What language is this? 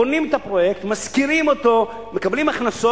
Hebrew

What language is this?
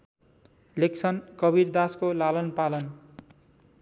Nepali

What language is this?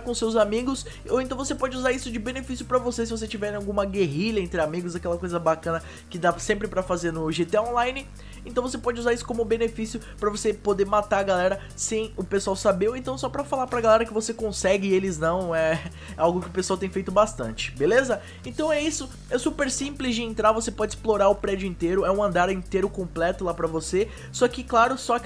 Portuguese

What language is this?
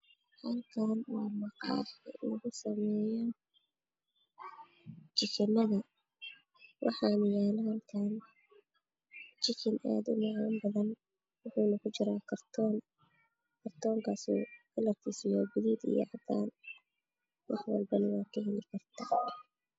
Somali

